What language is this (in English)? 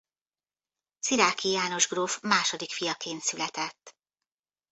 Hungarian